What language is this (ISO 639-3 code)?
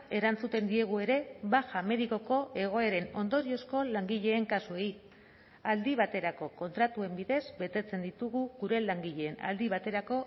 eus